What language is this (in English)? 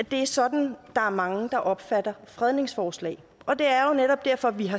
Danish